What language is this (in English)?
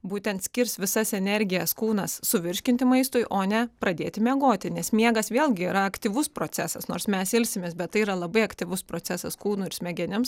Lithuanian